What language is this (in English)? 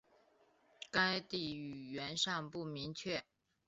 Chinese